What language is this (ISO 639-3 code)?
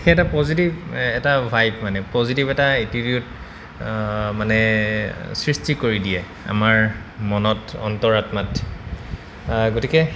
asm